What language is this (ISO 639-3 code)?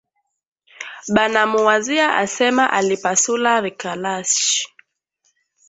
swa